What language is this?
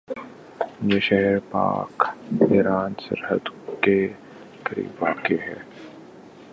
Urdu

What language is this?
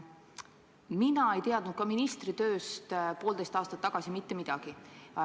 Estonian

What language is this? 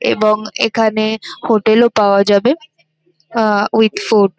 Bangla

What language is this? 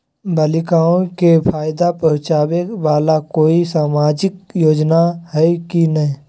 Magahi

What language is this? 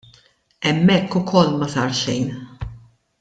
Maltese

